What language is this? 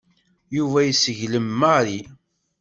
Kabyle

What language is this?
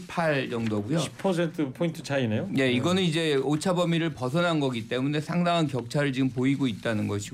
Korean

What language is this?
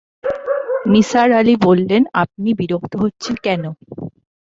Bangla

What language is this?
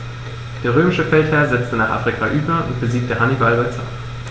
German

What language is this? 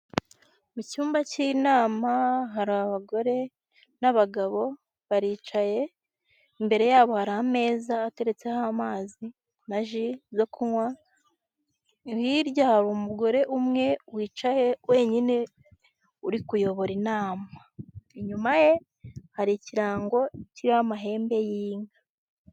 Kinyarwanda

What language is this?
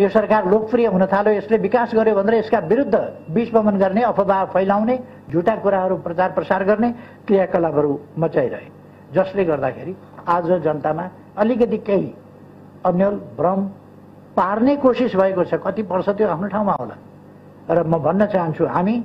Hindi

